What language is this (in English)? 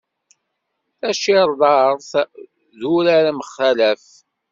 Kabyle